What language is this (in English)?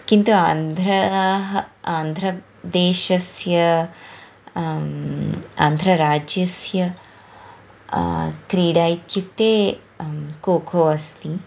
Sanskrit